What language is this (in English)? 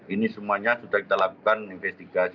Indonesian